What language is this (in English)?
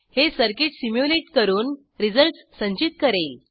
Marathi